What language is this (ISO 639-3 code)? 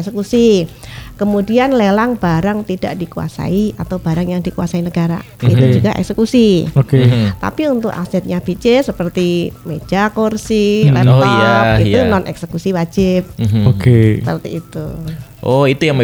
ind